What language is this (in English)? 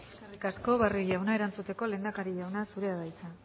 Basque